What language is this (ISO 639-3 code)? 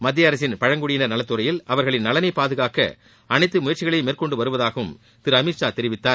tam